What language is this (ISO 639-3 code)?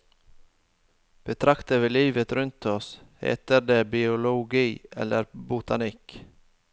nor